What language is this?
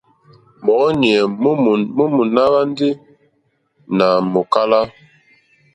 Mokpwe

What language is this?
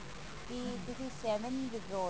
Punjabi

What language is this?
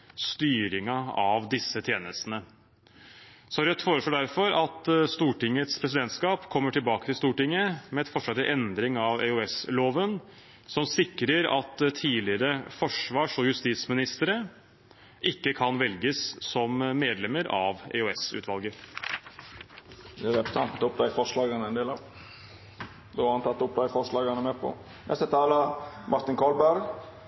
Norwegian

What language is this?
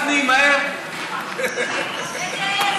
Hebrew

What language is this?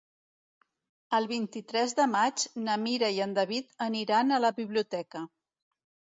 Catalan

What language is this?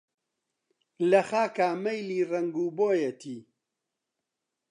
Central Kurdish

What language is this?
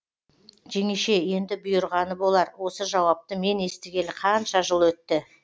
Kazakh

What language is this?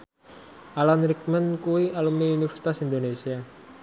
Javanese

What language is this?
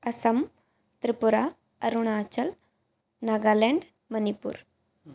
Sanskrit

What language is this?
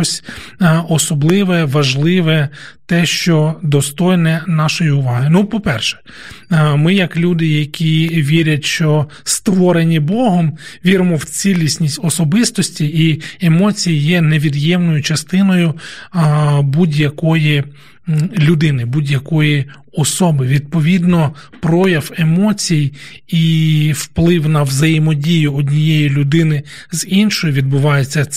Ukrainian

